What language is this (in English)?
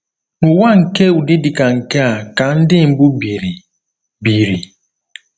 Igbo